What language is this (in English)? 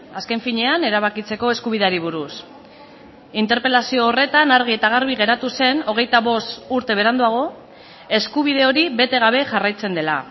Basque